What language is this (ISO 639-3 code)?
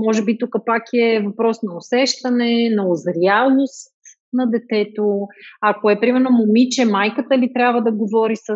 bul